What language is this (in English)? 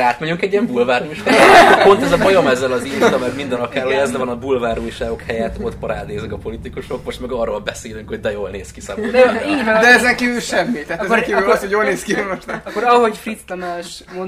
Hungarian